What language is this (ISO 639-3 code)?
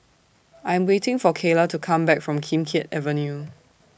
eng